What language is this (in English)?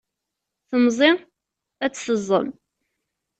Kabyle